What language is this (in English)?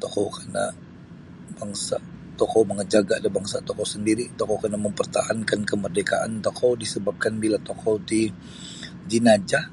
Sabah Bisaya